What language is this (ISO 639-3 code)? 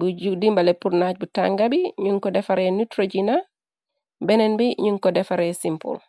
wol